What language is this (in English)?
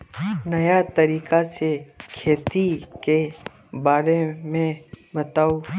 Magahi